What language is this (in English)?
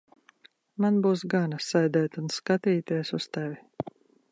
Latvian